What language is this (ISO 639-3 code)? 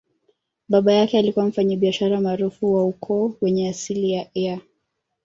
swa